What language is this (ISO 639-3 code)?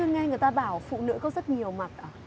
vie